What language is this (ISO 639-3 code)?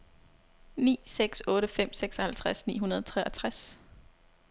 dan